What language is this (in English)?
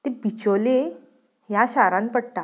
Konkani